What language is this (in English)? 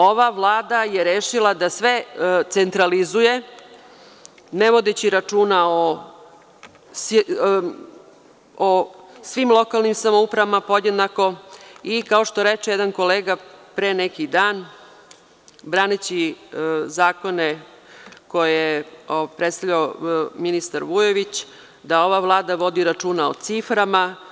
Serbian